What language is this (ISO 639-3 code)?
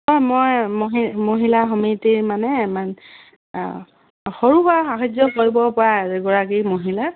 asm